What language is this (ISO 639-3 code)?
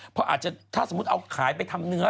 tha